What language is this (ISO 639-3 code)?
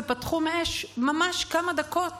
heb